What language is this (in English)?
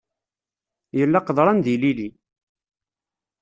Kabyle